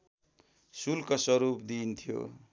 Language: Nepali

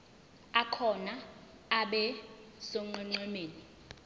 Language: Zulu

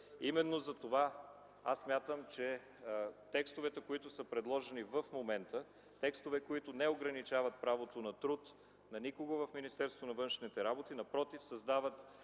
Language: Bulgarian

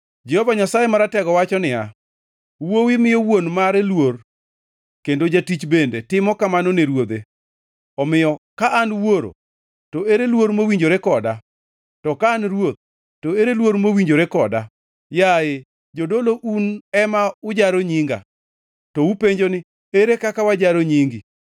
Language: Luo (Kenya and Tanzania)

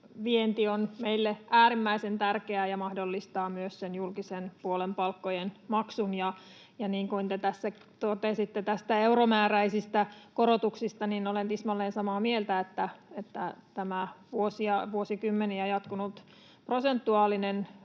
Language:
Finnish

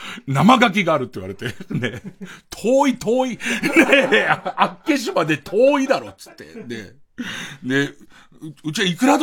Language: Japanese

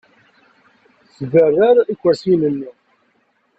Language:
Kabyle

